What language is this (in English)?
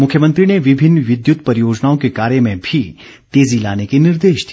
Hindi